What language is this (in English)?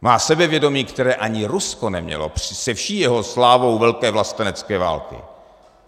Czech